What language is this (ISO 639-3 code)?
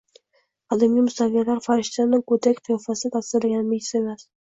uzb